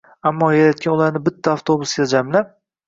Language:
Uzbek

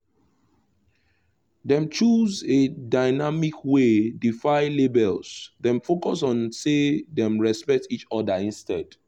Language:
Nigerian Pidgin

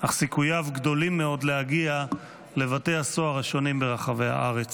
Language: Hebrew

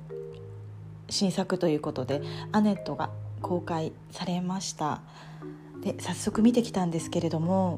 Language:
Japanese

